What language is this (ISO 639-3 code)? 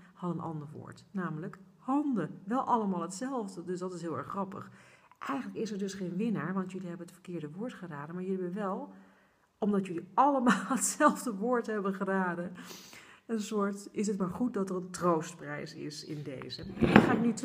nld